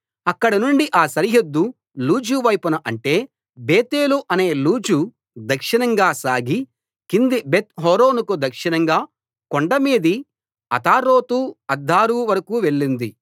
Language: Telugu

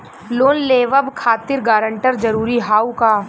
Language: Bhojpuri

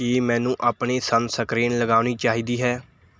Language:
Punjabi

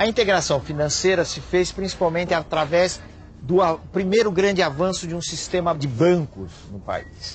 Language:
Portuguese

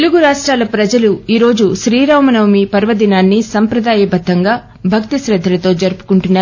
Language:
Telugu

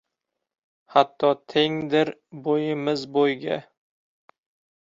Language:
Uzbek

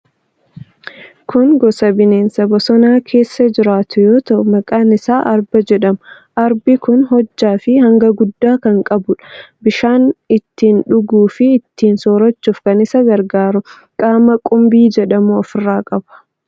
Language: Oromo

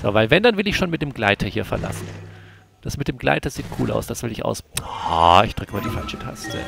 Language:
German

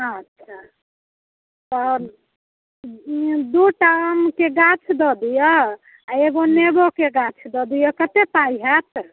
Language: Maithili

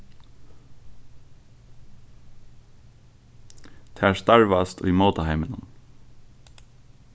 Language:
Faroese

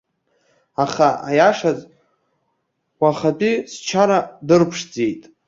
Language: Abkhazian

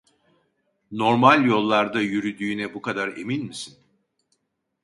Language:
Turkish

